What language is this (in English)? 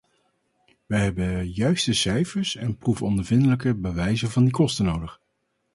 Dutch